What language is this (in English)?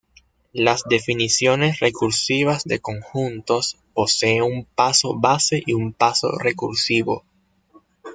Spanish